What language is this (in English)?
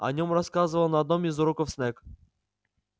Russian